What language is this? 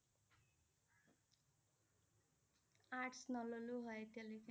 Assamese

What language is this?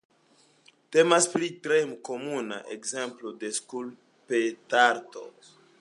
Esperanto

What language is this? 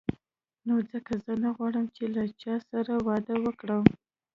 Pashto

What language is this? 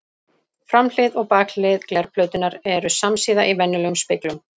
Icelandic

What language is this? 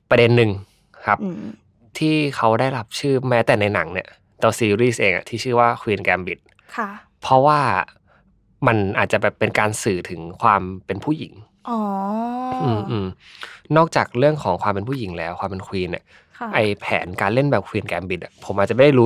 Thai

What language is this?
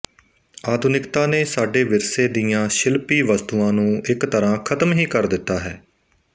Punjabi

